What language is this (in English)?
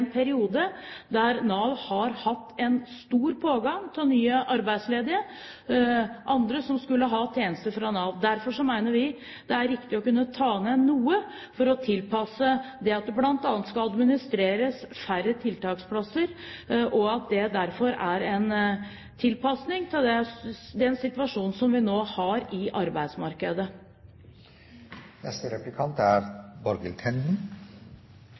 Norwegian Bokmål